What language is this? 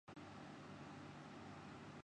Urdu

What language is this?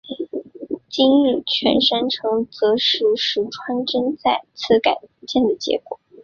Chinese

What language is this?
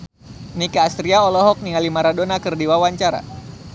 Sundanese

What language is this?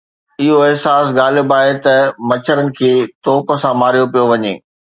Sindhi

